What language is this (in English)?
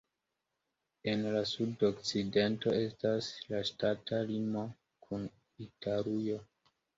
Esperanto